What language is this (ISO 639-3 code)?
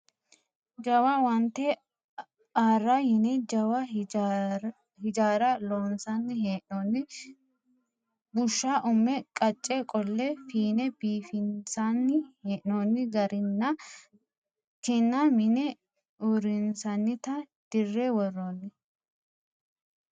sid